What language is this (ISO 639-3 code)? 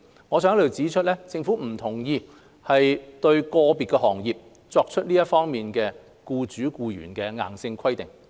yue